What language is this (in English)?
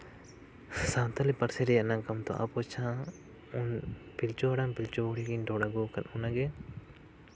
Santali